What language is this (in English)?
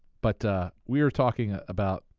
English